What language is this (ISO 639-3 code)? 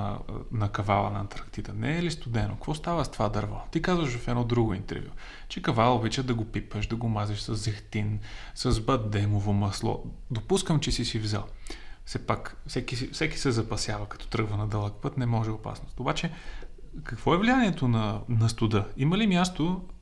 bul